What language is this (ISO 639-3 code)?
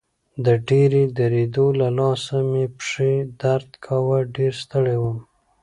pus